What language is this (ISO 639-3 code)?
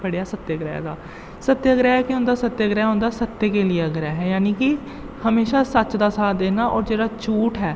doi